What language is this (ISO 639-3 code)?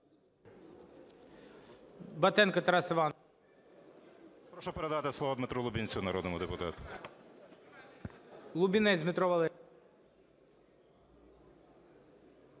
ukr